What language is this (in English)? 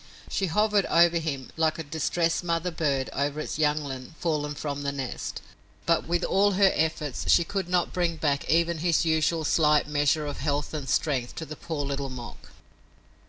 English